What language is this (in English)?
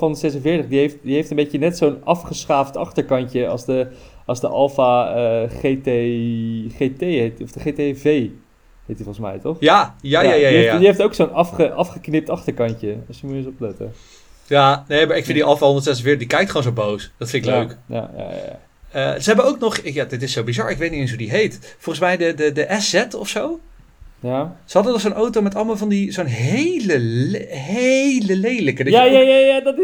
Dutch